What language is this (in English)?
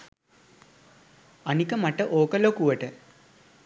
Sinhala